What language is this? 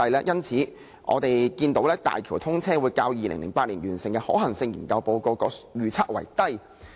Cantonese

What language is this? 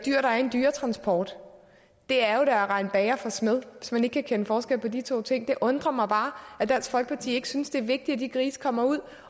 Danish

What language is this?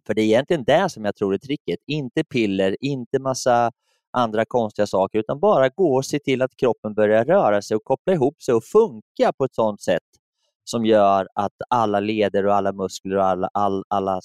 Swedish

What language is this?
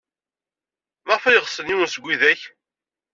Kabyle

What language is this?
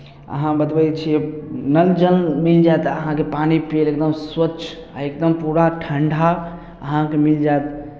Maithili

